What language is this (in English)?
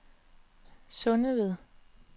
Danish